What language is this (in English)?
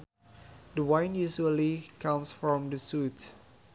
Sundanese